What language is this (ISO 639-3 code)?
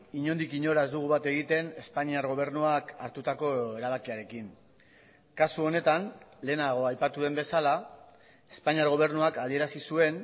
eus